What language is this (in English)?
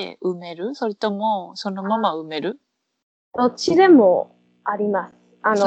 Japanese